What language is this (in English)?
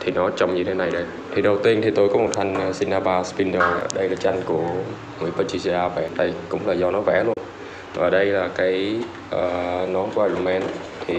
Vietnamese